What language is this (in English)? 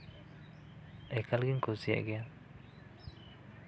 Santali